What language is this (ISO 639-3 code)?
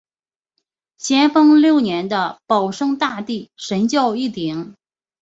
zho